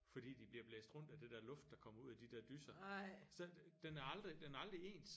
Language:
Danish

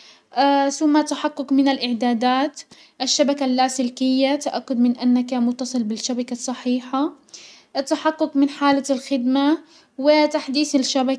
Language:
Hijazi Arabic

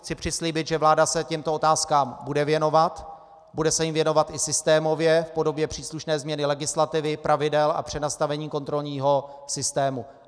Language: Czech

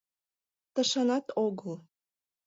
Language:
Mari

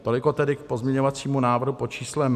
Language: Czech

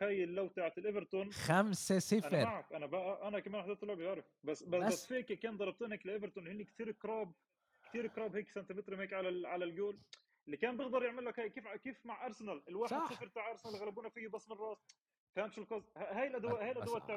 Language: Arabic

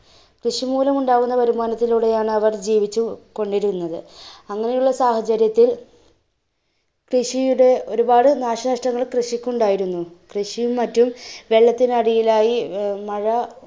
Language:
Malayalam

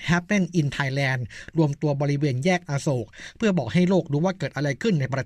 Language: Thai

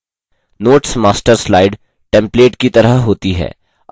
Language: Hindi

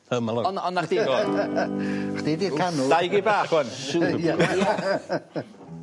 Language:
Welsh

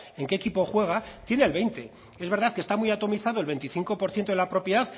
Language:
Spanish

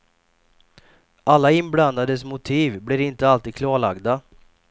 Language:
Swedish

